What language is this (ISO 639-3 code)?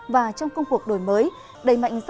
vie